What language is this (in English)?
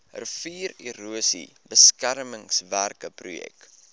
Afrikaans